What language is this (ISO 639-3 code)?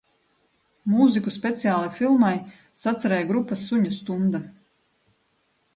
lav